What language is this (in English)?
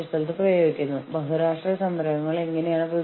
Malayalam